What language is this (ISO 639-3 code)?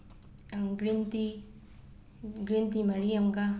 mni